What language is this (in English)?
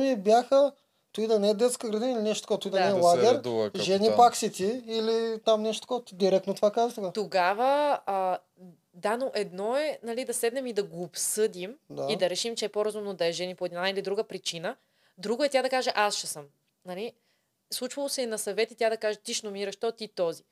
Bulgarian